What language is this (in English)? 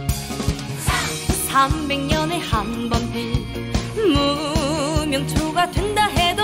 Korean